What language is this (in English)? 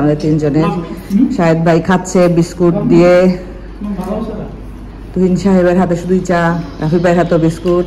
Bangla